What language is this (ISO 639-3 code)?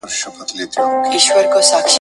pus